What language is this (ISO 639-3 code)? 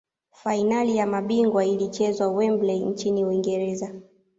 swa